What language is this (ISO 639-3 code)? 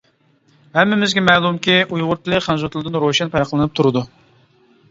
uig